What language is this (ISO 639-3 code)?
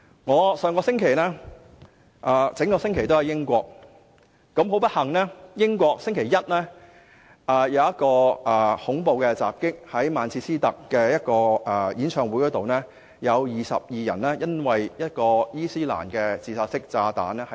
yue